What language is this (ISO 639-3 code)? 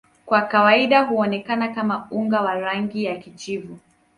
swa